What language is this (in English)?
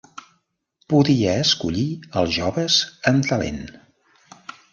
Catalan